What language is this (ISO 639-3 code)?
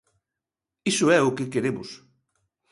glg